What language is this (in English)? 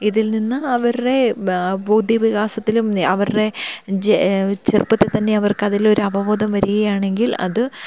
Malayalam